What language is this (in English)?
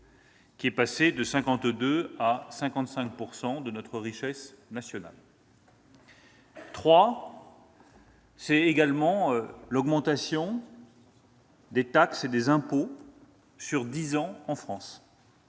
French